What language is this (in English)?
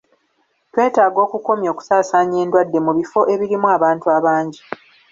Ganda